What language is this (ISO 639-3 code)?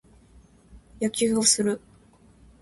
jpn